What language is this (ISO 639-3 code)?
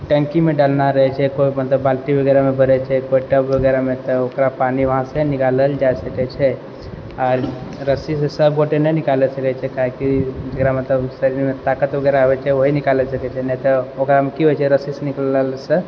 mai